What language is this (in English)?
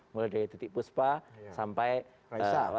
Indonesian